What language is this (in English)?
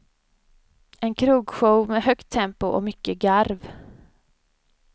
Swedish